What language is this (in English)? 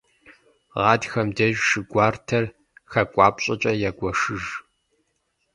Kabardian